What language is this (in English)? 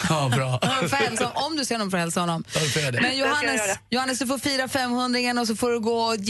Swedish